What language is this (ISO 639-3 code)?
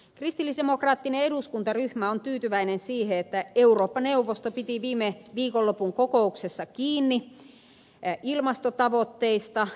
fin